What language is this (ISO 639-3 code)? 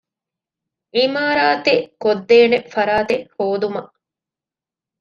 div